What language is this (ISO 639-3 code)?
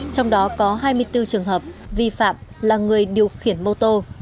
vie